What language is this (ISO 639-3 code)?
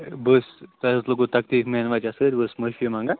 kas